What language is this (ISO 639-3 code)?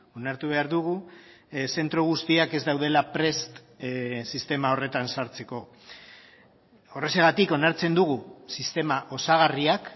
eus